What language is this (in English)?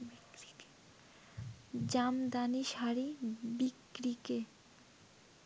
Bangla